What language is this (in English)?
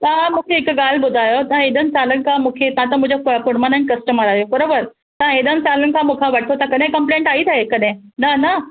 Sindhi